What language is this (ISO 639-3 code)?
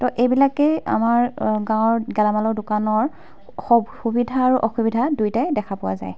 asm